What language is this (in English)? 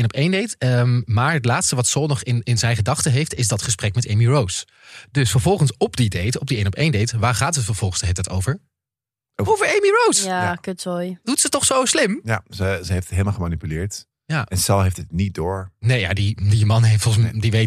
Dutch